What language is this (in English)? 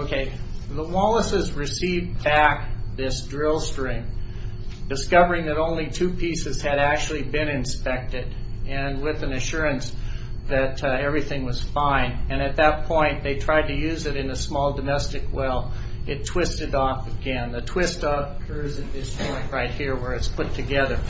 English